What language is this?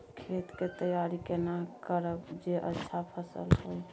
Maithili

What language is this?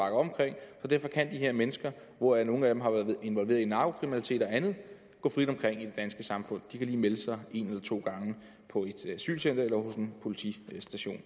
Danish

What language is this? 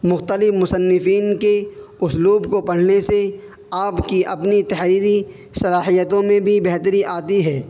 Urdu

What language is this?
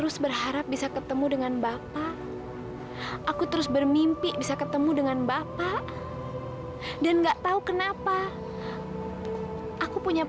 Indonesian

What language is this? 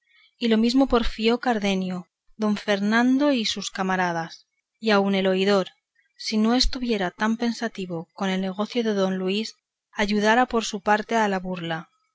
Spanish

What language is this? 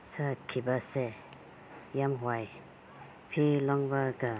Manipuri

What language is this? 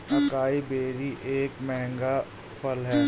Hindi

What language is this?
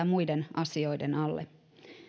Finnish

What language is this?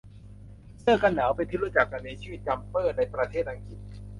Thai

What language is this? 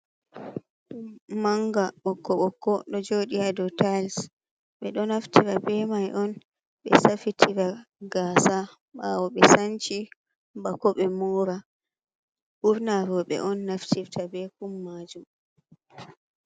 Fula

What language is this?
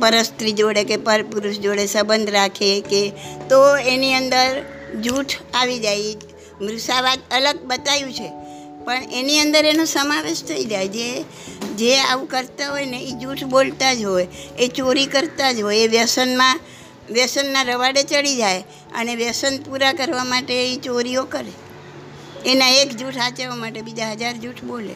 Gujarati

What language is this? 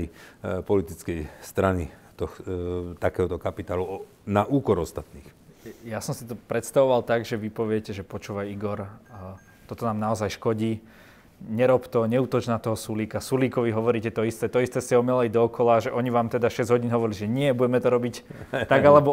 Slovak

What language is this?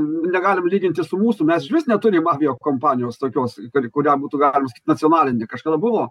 Lithuanian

